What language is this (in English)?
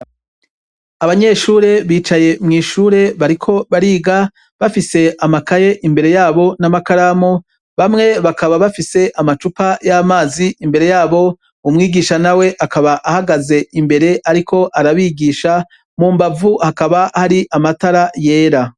Rundi